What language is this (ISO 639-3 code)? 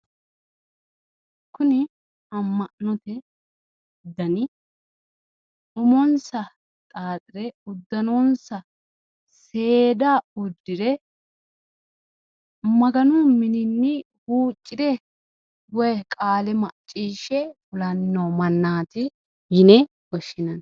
sid